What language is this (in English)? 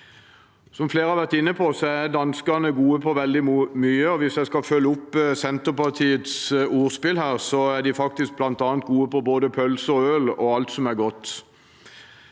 Norwegian